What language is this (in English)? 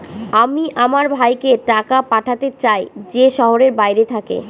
Bangla